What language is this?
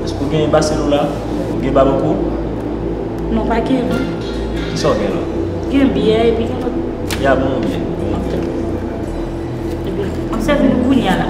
French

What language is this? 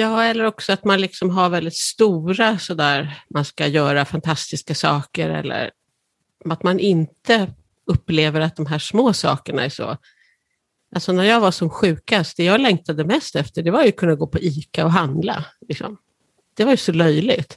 Swedish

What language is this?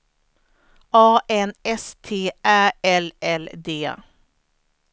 Swedish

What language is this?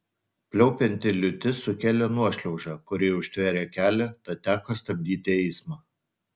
Lithuanian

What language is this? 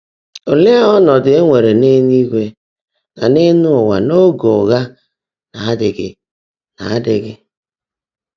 Igbo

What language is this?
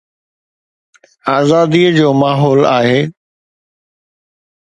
Sindhi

